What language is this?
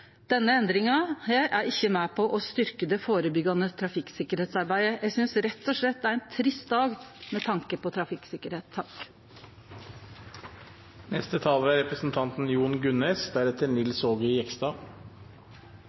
Norwegian Nynorsk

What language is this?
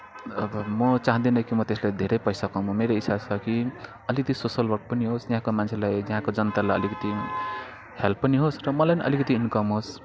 Nepali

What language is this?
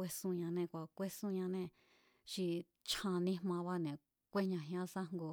Mazatlán Mazatec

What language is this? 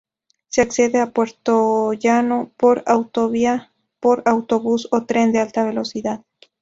Spanish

